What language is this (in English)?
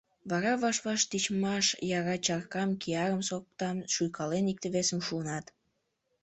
Mari